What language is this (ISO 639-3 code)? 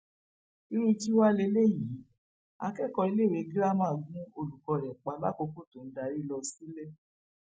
yor